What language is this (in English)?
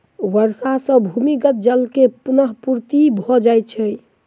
Maithili